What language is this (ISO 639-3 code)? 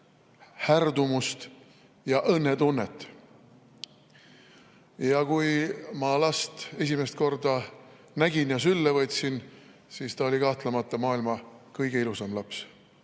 est